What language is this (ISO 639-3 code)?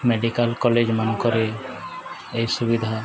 ori